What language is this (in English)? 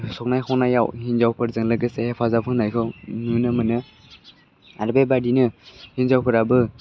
Bodo